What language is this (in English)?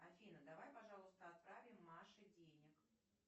Russian